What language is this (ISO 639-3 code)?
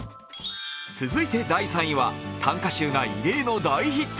jpn